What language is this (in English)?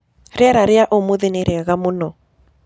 Kikuyu